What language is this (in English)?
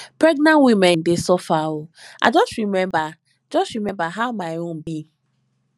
Nigerian Pidgin